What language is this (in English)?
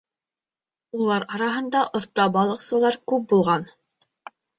Bashkir